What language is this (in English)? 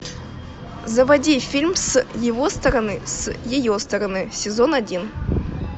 Russian